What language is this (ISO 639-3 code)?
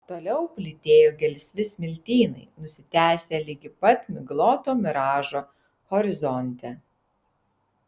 lit